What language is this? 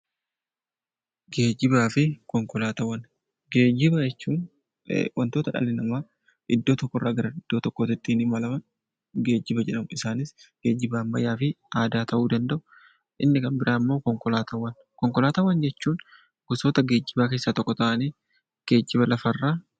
Oromo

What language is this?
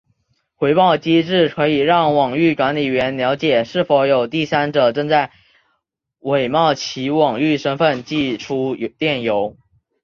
Chinese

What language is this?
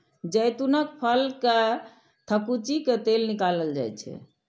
Maithili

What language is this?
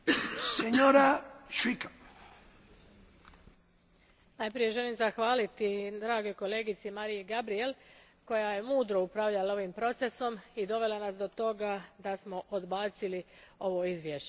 Croatian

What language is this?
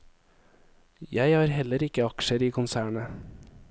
Norwegian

